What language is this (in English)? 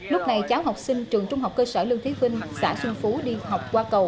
Vietnamese